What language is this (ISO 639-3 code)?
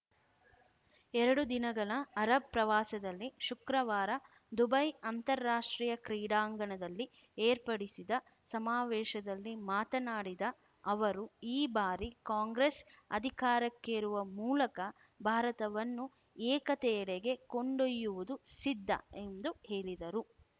kan